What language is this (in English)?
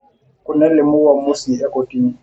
Masai